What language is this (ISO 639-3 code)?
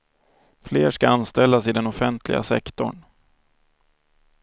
swe